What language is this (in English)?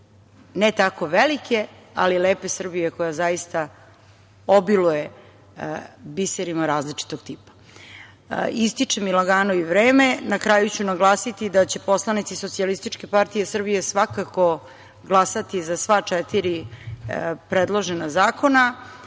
Serbian